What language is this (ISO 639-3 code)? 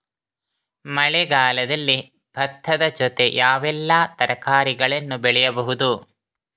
kan